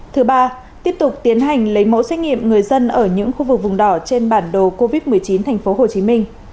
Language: Vietnamese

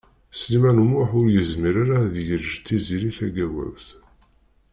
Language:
Kabyle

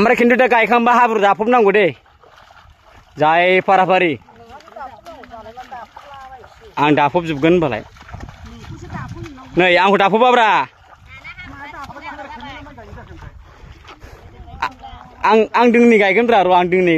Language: Thai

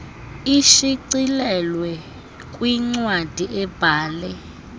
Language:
Xhosa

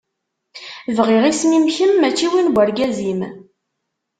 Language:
Kabyle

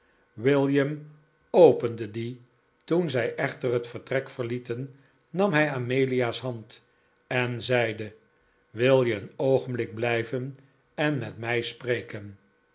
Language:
Dutch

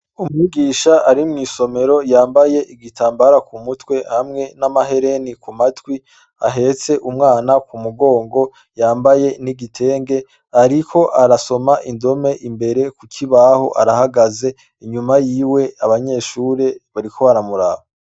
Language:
Rundi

